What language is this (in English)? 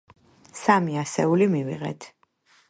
Georgian